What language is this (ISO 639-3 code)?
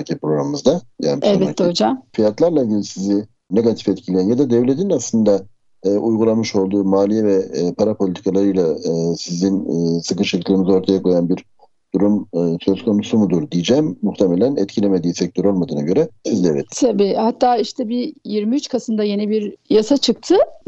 tur